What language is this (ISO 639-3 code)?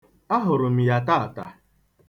ibo